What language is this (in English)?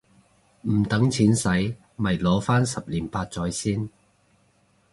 Cantonese